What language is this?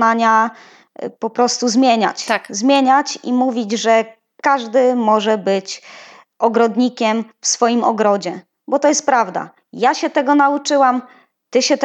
Polish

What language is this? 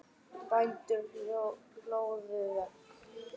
Icelandic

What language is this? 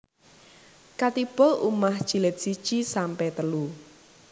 Javanese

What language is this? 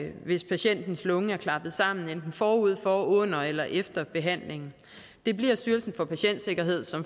Danish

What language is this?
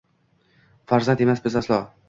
Uzbek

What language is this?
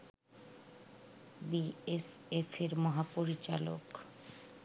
Bangla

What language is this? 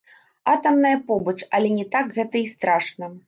Belarusian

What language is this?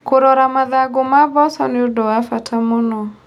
Kikuyu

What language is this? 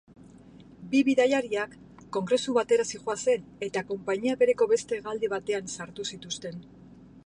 Basque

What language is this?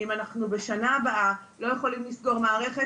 Hebrew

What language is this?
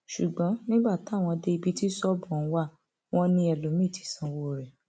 Yoruba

